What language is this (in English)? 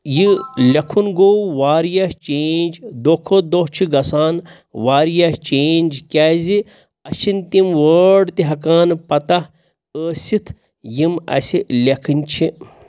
Kashmiri